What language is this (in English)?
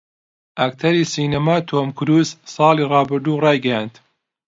Central Kurdish